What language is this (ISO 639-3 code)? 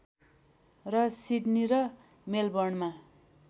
nep